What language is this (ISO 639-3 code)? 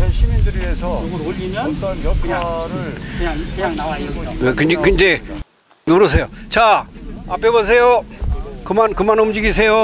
kor